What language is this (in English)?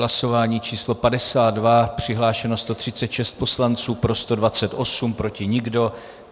Czech